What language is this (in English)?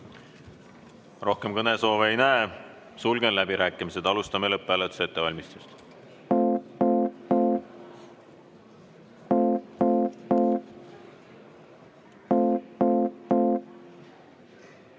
Estonian